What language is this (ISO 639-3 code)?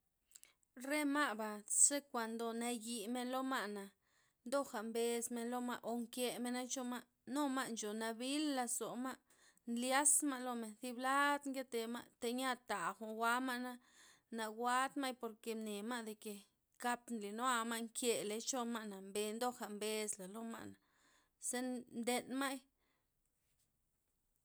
ztp